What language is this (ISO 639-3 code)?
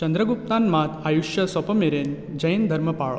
kok